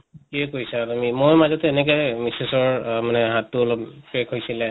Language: Assamese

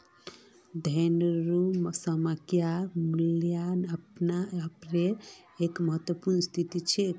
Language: Magahi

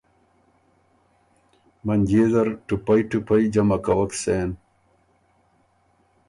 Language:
Ormuri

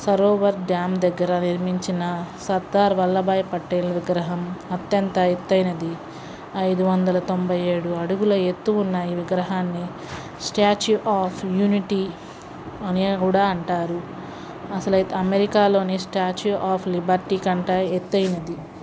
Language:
Telugu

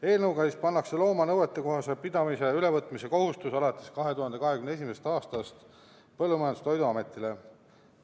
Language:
Estonian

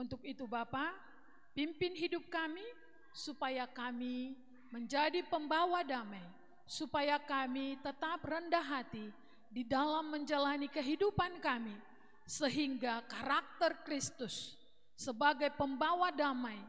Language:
Indonesian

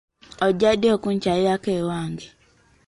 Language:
Ganda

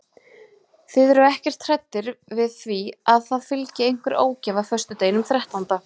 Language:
Icelandic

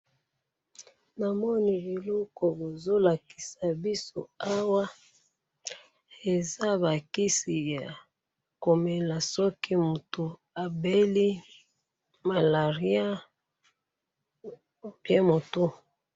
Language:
Lingala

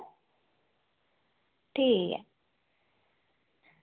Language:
Dogri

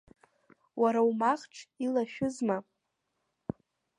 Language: Abkhazian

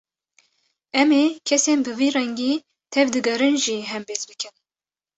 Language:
Kurdish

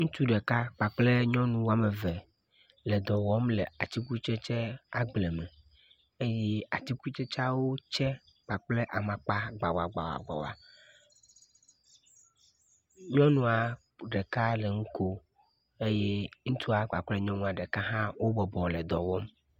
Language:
Ewe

